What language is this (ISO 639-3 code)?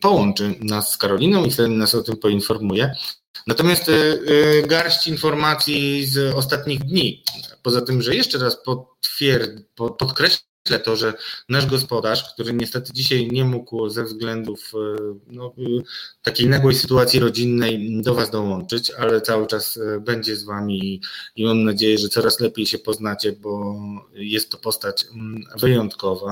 pol